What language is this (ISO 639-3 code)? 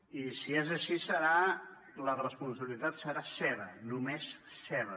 cat